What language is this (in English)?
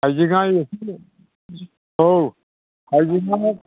Bodo